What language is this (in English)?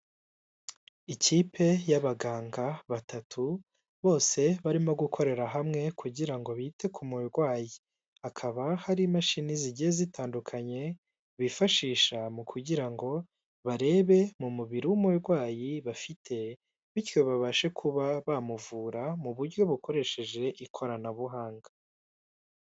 Kinyarwanda